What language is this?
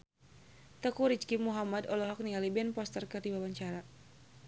Sundanese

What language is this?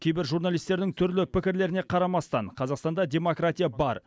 Kazakh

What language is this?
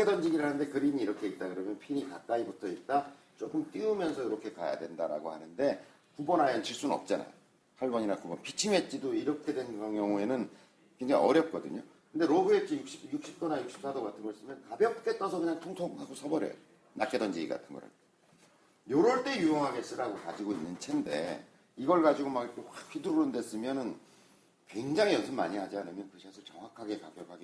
Korean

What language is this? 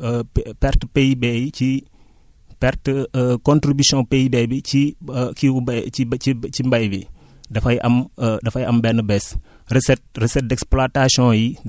Wolof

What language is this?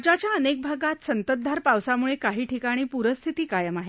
Marathi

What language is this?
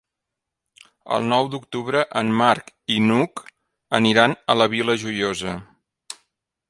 Catalan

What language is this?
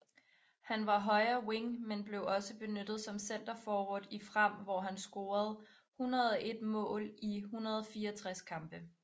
Danish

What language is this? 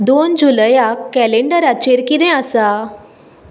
Konkani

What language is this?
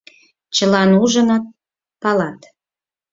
Mari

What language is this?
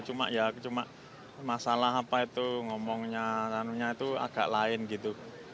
Indonesian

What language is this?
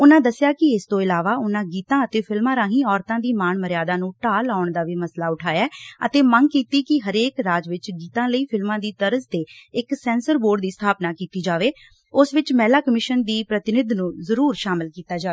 Punjabi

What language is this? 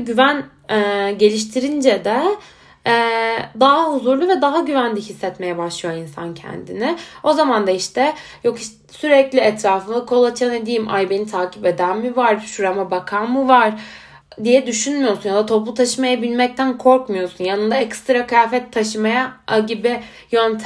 Turkish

